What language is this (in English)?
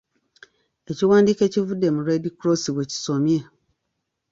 Ganda